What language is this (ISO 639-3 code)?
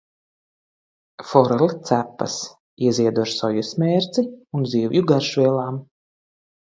lav